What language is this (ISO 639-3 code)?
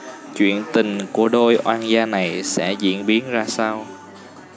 vie